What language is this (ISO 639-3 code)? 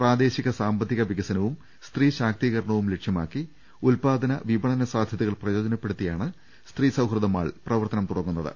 mal